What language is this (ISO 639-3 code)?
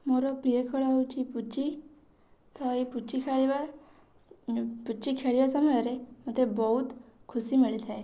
ori